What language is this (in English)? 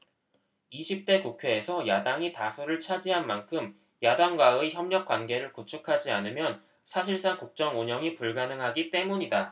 Korean